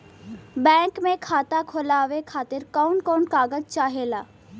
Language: Bhojpuri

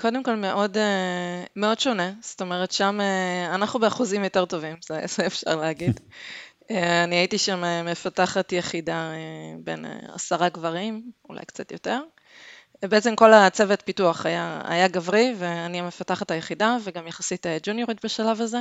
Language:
Hebrew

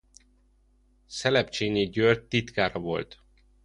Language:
Hungarian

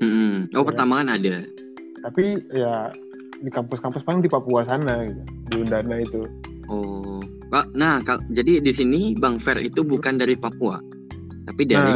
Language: Indonesian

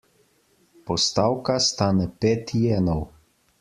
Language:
Slovenian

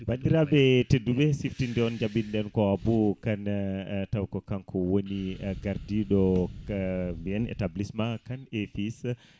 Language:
Fula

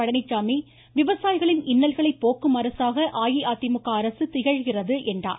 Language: Tamil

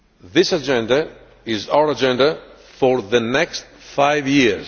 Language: English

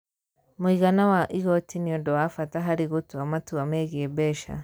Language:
Kikuyu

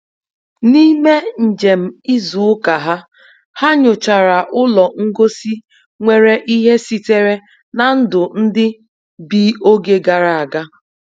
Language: Igbo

